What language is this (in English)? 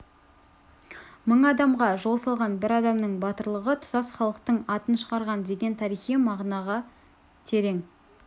Kazakh